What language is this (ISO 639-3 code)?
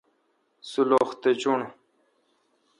xka